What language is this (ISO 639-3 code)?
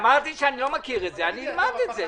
heb